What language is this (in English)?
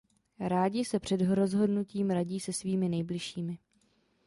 Czech